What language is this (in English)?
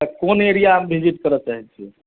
Maithili